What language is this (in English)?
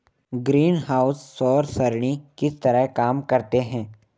Hindi